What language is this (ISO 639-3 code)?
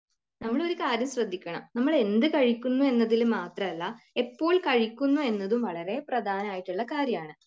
mal